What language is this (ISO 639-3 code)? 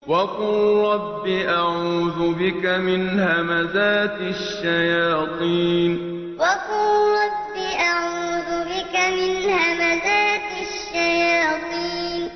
ara